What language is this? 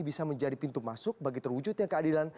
Indonesian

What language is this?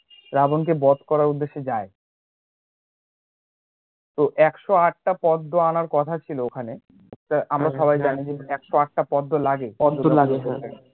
Bangla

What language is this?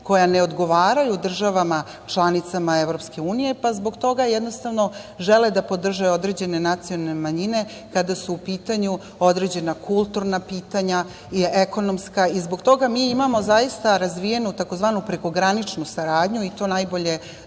Serbian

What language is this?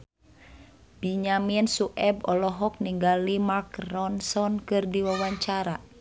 Sundanese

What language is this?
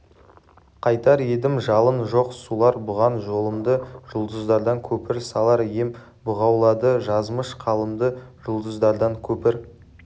Kazakh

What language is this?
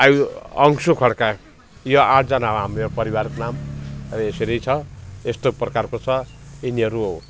Nepali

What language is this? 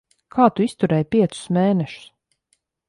Latvian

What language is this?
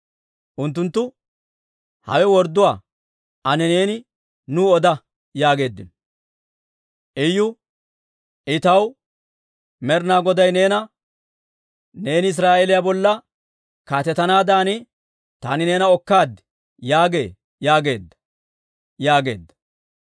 Dawro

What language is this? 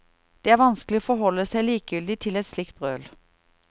Norwegian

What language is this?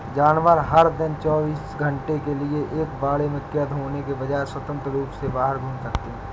Hindi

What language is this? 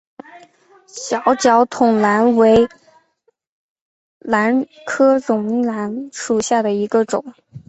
Chinese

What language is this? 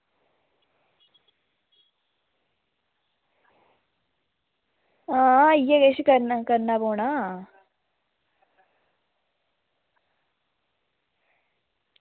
Dogri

